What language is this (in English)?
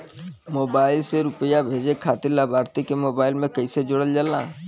Bhojpuri